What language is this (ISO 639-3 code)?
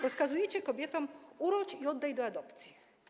pol